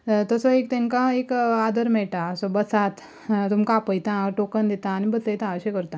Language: Konkani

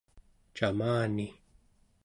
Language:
Central Yupik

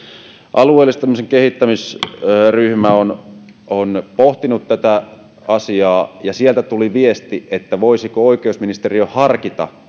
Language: Finnish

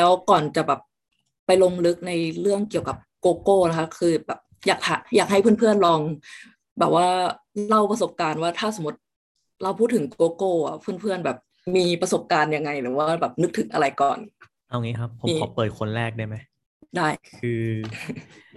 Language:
Thai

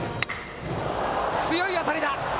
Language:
Japanese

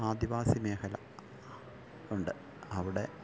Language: Malayalam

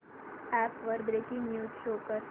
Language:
Marathi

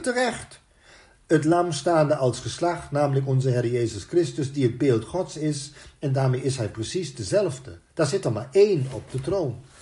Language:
Dutch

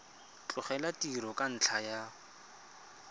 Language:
Tswana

